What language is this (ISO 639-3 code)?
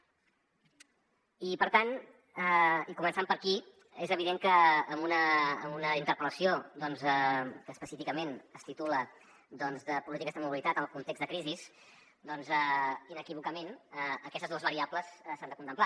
cat